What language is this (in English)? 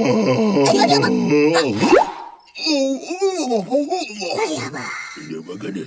Indonesian